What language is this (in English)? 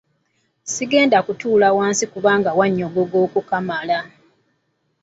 Ganda